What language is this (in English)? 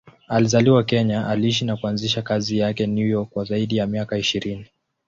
Swahili